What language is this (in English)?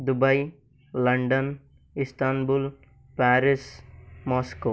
Kannada